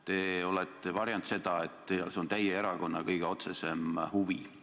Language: Estonian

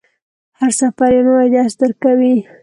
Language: Pashto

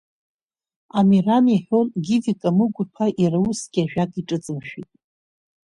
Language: Abkhazian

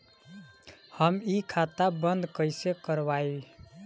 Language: Bhojpuri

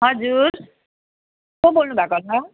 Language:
Nepali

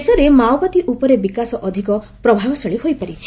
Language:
Odia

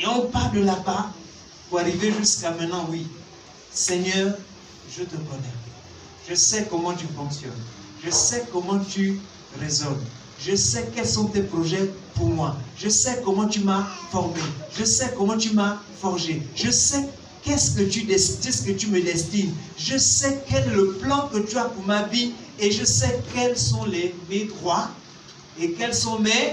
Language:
French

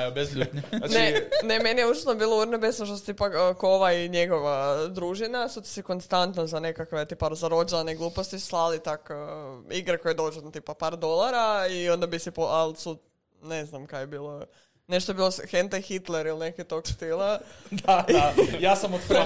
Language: Croatian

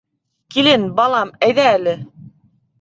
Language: Bashkir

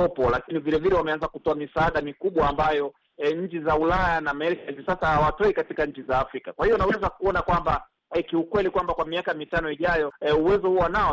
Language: Swahili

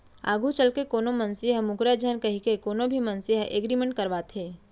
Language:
Chhattisgarhi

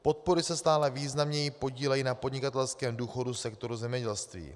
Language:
Czech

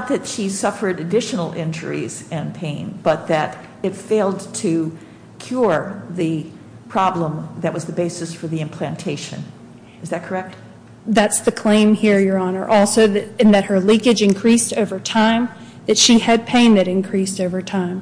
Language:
English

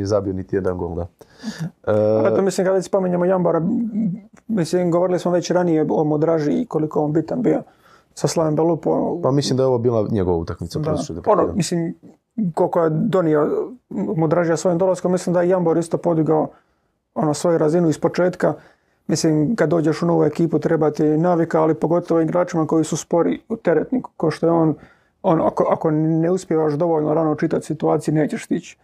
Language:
Croatian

